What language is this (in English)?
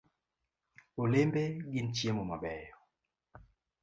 Luo (Kenya and Tanzania)